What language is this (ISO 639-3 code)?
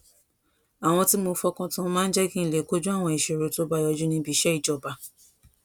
yor